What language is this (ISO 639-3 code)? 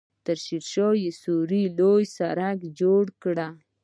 pus